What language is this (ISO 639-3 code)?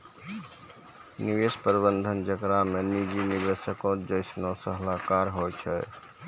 mai